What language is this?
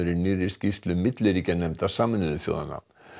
Icelandic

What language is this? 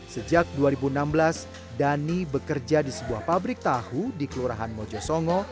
Indonesian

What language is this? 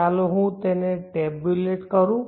Gujarati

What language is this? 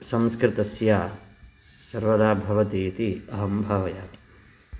Sanskrit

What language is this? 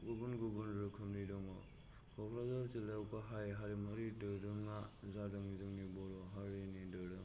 Bodo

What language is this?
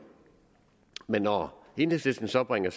Danish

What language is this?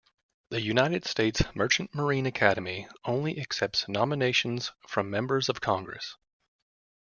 English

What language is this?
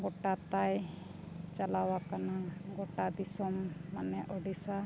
Santali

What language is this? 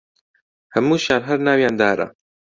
Central Kurdish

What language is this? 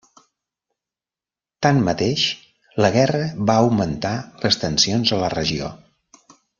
Catalan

